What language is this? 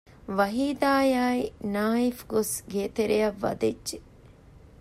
Divehi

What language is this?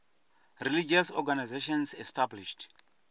Venda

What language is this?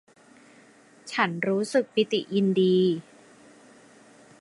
Thai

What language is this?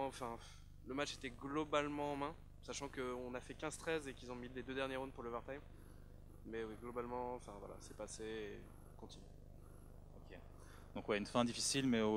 French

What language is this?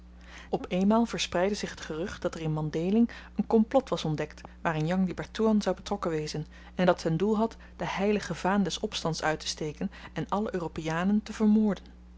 Dutch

